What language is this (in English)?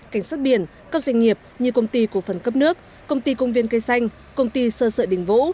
Vietnamese